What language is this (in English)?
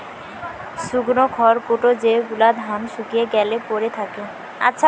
Bangla